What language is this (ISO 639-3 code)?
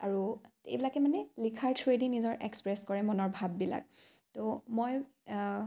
asm